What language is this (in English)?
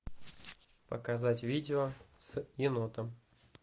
Russian